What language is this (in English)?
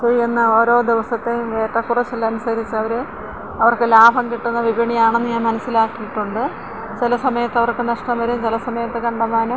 Malayalam